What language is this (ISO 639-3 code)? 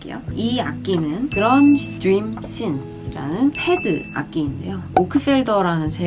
kor